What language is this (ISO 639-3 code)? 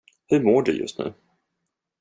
swe